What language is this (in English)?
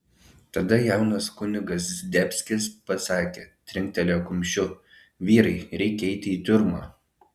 Lithuanian